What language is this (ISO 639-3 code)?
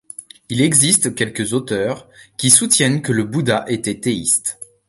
fra